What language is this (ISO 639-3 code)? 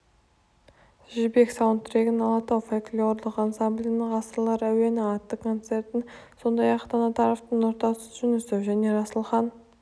kaz